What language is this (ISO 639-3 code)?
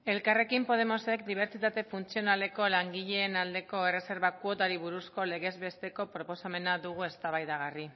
eus